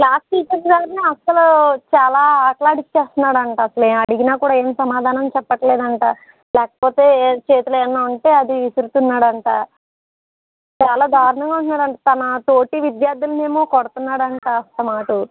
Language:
Telugu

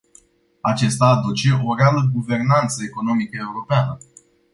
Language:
Romanian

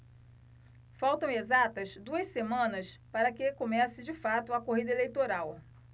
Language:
Portuguese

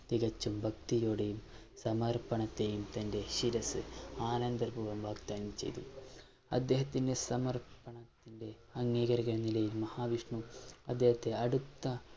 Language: Malayalam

